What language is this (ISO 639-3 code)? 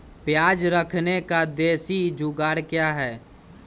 mag